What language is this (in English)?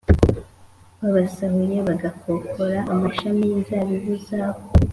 Kinyarwanda